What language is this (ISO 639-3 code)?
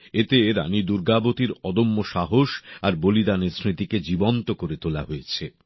ben